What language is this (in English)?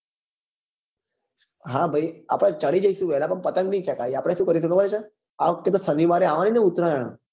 Gujarati